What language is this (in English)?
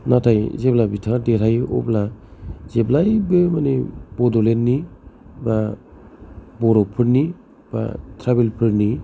Bodo